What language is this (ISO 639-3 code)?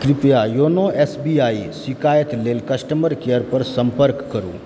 mai